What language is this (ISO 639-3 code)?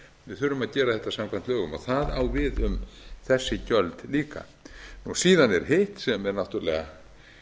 isl